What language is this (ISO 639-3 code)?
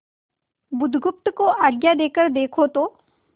hin